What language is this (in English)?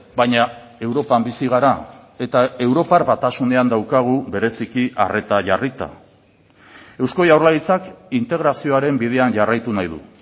Basque